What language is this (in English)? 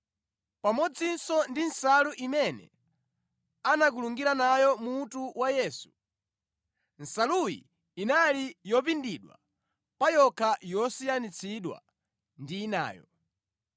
Nyanja